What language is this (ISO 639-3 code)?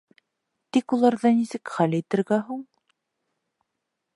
bak